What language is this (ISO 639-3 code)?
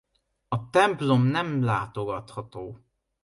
hun